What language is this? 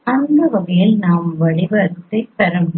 Tamil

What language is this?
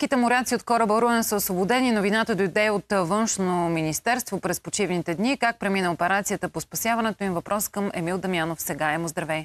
Bulgarian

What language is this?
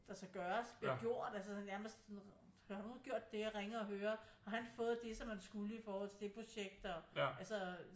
Danish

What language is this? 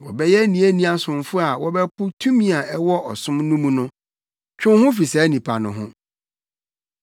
Akan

